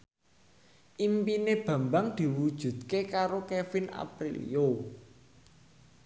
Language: Javanese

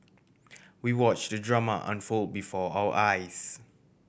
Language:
English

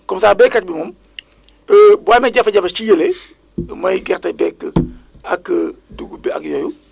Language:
Wolof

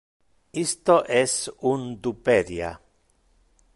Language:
Interlingua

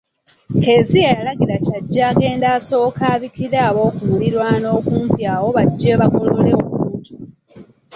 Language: Ganda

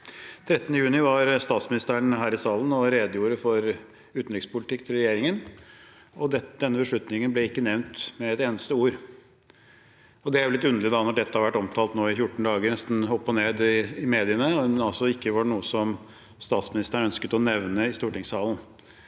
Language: Norwegian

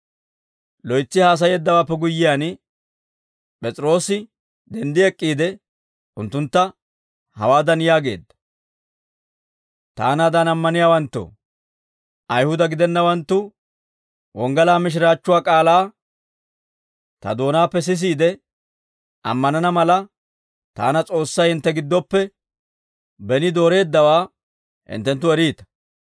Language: Dawro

